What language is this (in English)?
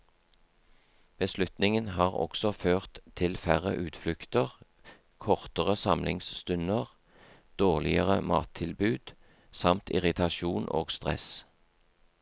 Norwegian